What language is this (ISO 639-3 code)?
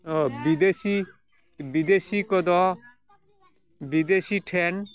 sat